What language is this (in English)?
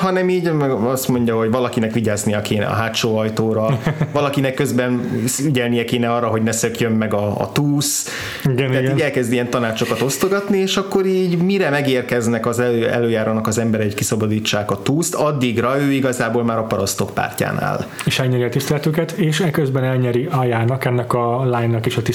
Hungarian